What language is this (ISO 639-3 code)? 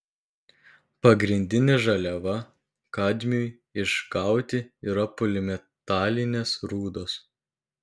lit